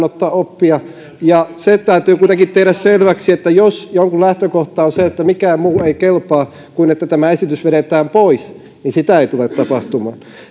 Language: Finnish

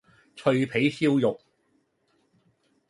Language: Cantonese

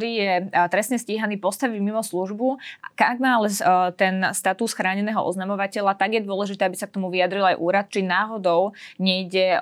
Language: Slovak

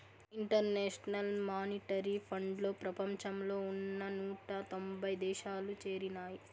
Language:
Telugu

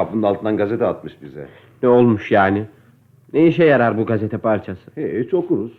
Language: Turkish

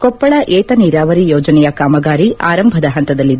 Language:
Kannada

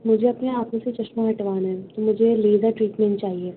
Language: Urdu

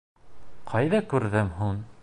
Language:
Bashkir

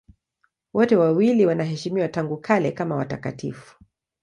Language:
Swahili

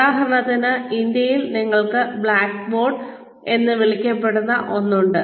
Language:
Malayalam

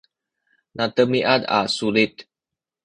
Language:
Sakizaya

